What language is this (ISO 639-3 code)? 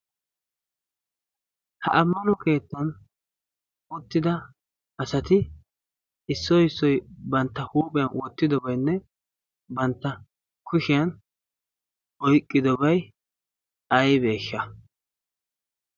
wal